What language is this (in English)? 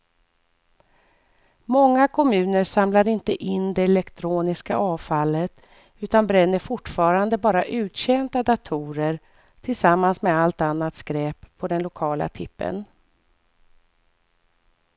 Swedish